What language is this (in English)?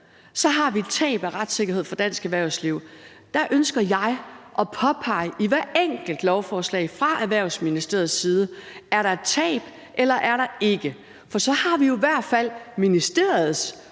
Danish